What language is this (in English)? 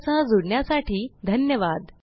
Marathi